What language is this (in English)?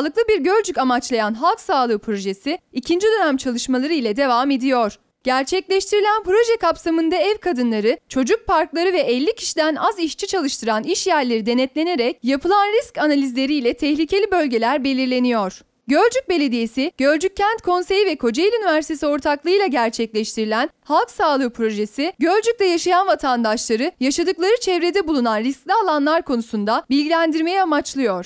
Turkish